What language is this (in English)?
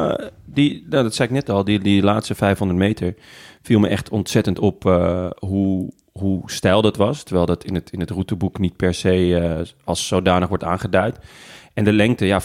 Dutch